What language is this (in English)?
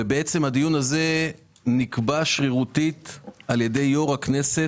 Hebrew